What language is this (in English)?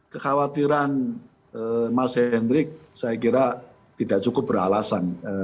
Indonesian